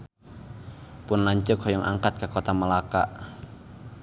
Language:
Sundanese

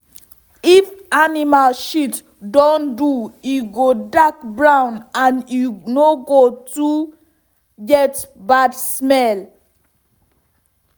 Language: Nigerian Pidgin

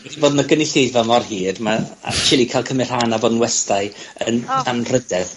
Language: Welsh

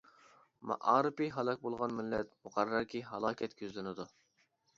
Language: Uyghur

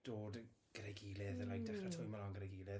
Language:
Welsh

